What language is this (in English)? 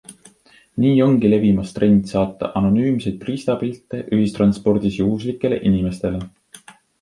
Estonian